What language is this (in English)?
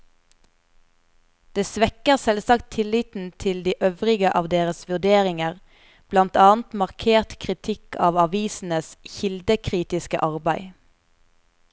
Norwegian